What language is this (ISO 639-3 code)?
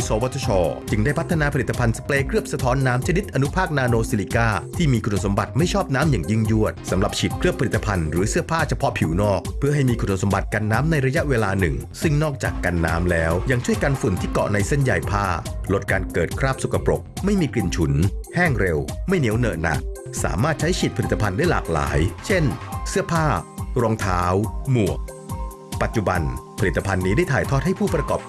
tha